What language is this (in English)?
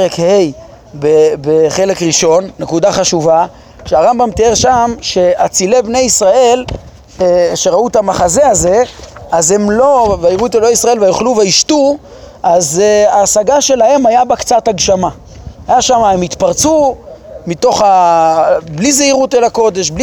Hebrew